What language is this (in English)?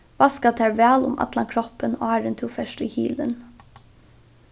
Faroese